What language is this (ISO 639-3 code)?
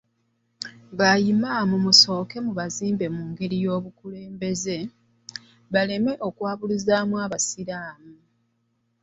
lug